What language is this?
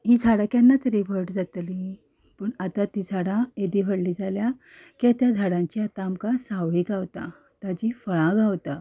Konkani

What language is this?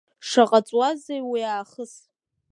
Abkhazian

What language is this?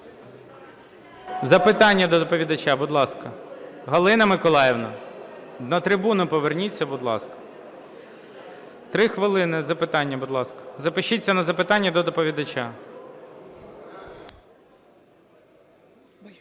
Ukrainian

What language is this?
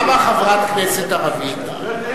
Hebrew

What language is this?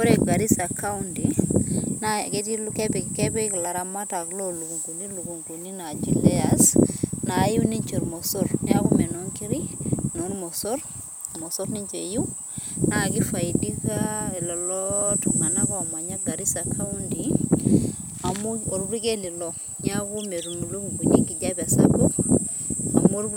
Masai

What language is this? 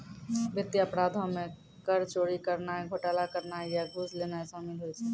Maithili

